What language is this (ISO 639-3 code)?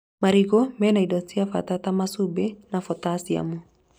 kik